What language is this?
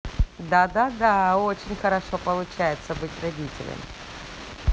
Russian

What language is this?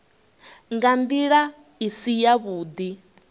Venda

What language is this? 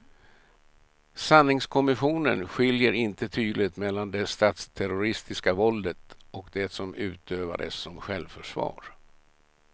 Swedish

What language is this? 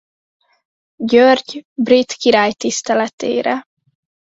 Hungarian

